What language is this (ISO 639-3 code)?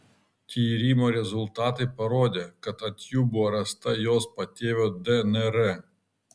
lit